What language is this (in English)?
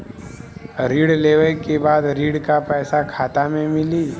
Bhojpuri